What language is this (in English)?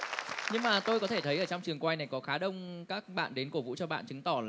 Vietnamese